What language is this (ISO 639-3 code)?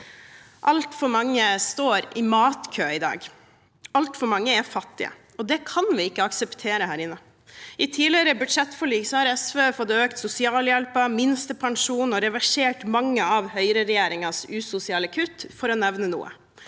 nor